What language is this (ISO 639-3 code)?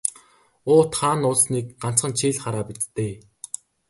mon